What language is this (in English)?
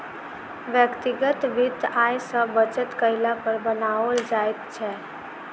Maithili